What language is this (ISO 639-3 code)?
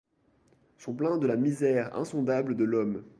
fra